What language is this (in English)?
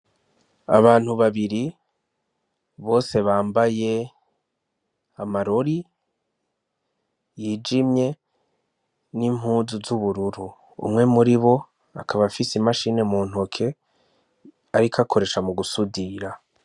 Rundi